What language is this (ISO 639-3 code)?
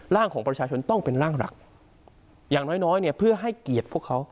tha